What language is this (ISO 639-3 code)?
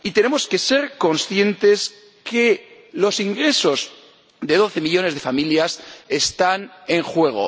spa